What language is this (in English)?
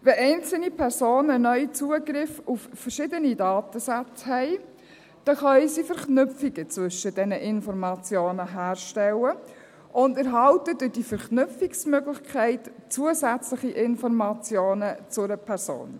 Swiss German